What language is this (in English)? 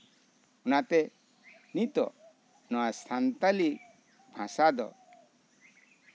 Santali